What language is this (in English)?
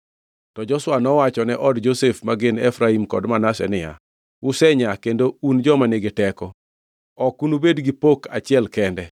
Luo (Kenya and Tanzania)